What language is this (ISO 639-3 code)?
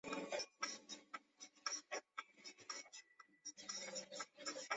zho